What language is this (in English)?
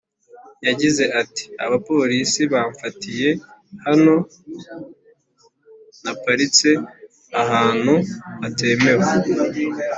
Kinyarwanda